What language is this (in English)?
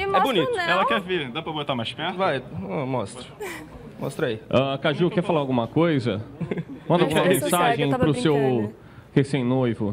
Portuguese